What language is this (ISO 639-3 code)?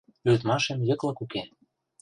chm